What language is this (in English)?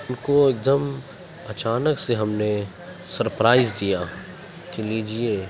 Urdu